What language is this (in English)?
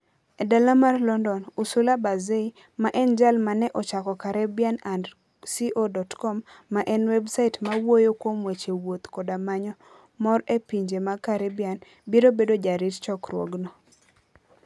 Luo (Kenya and Tanzania)